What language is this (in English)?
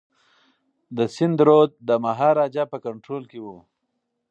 Pashto